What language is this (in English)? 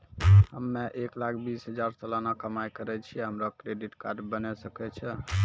Maithili